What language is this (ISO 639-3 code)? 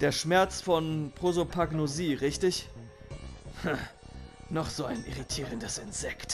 deu